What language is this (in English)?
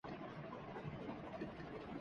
Urdu